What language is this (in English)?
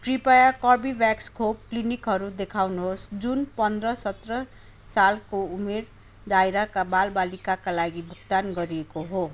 Nepali